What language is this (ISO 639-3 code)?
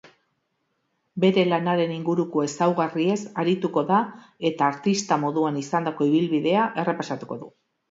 eus